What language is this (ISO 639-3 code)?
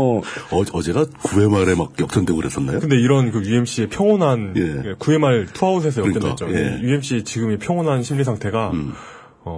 kor